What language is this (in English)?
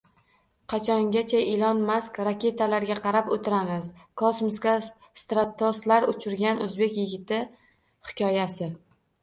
Uzbek